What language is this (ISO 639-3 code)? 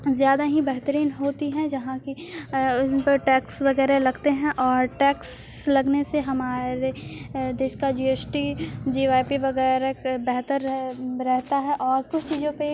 urd